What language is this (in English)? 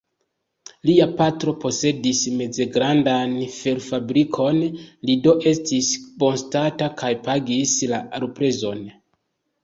Esperanto